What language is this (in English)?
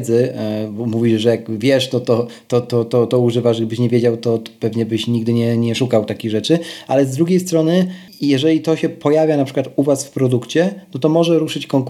Polish